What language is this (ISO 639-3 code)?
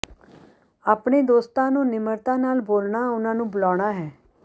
pan